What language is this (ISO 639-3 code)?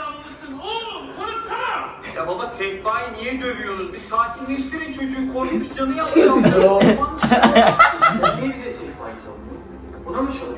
tur